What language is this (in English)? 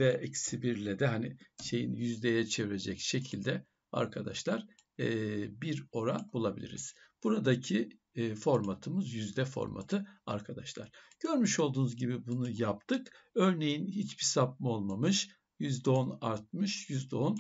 Turkish